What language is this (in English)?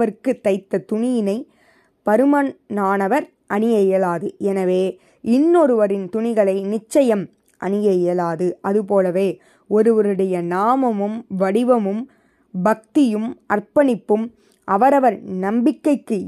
Tamil